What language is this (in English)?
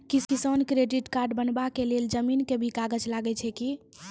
Maithili